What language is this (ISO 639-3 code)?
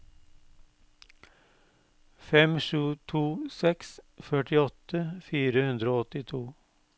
nor